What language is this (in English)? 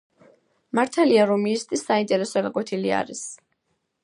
Georgian